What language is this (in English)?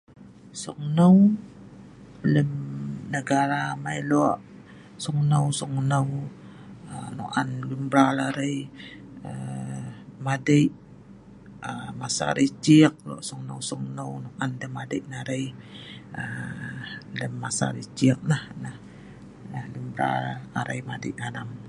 Sa'ban